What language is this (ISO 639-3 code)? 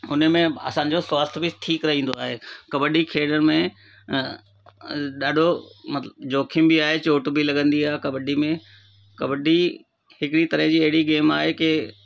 snd